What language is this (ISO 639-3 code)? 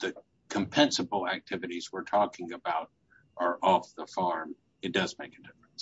eng